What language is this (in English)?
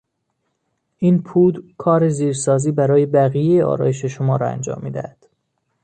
Persian